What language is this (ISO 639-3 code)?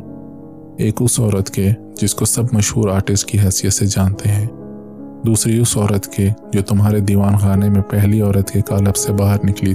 urd